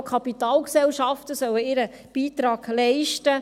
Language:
Swiss German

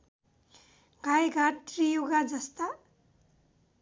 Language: Nepali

